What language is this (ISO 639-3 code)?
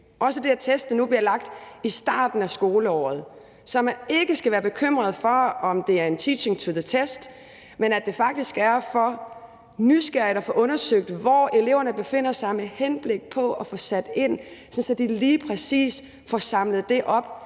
dan